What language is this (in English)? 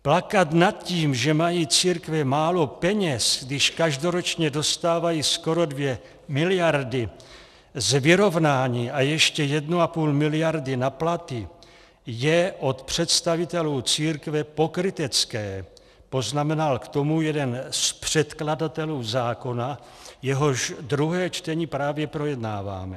Czech